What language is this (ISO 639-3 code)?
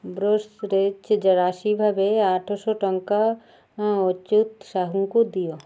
ori